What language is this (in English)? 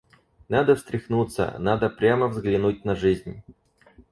Russian